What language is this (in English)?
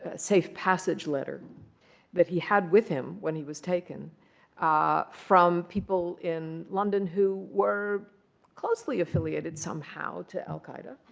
English